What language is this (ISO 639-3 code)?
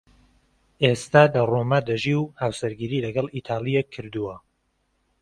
ckb